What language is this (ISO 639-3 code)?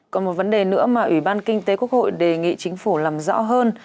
vie